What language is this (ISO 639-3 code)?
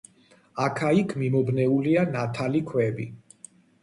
kat